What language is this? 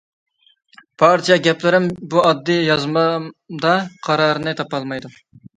Uyghur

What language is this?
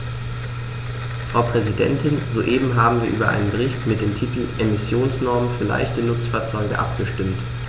German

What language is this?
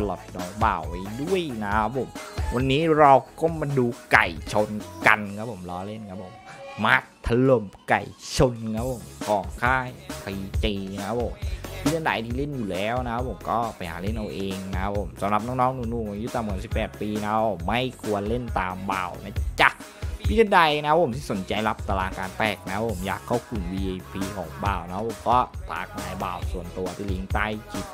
Thai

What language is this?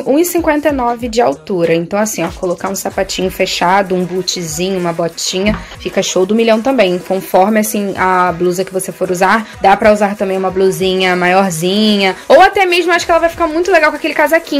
Portuguese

